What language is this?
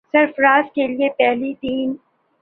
Urdu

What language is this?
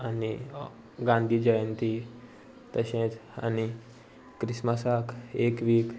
Konkani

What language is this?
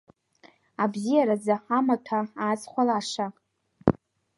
Abkhazian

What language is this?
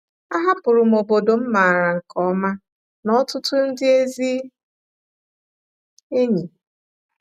Igbo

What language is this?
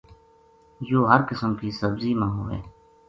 Gujari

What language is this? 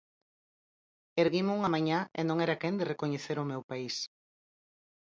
Galician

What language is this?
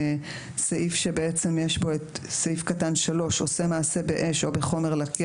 Hebrew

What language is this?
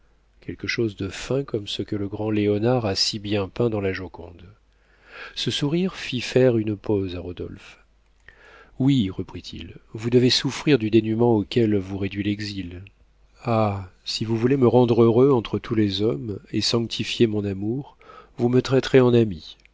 French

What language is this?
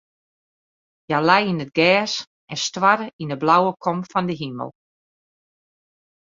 Western Frisian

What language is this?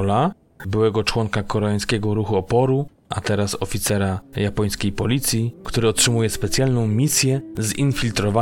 Polish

